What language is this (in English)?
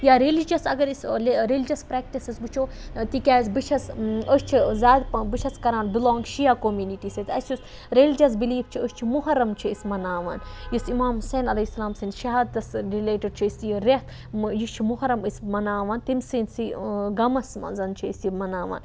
Kashmiri